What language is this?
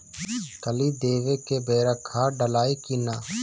Bhojpuri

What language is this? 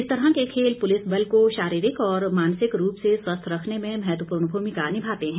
Hindi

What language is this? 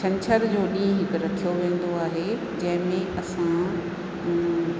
Sindhi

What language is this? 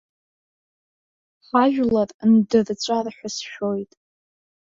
Abkhazian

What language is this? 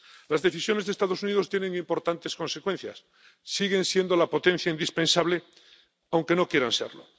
Spanish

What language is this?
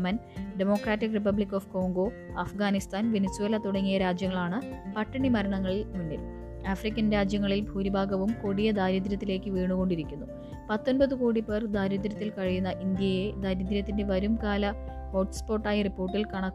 Malayalam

